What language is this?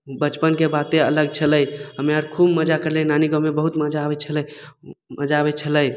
Maithili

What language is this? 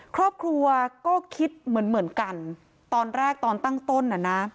Thai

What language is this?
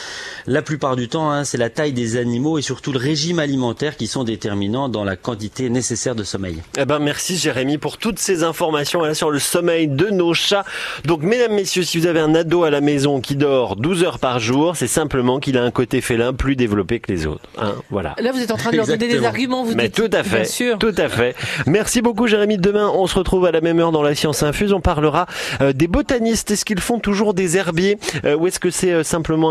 French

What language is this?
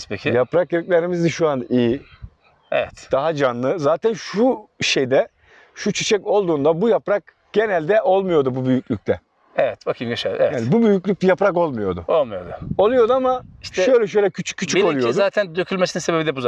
Turkish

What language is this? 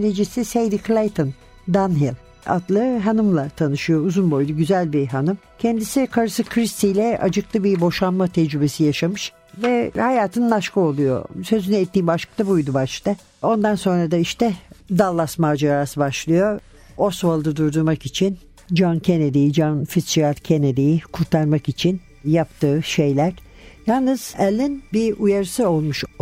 Turkish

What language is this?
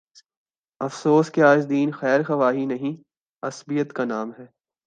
Urdu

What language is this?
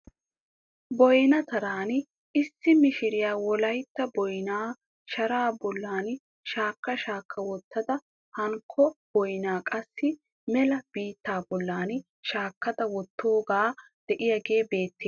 Wolaytta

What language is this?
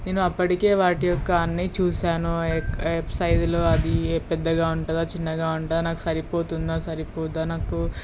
Telugu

